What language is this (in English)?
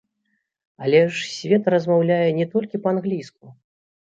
Belarusian